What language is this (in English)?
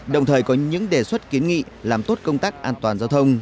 Vietnamese